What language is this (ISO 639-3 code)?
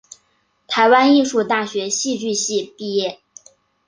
zho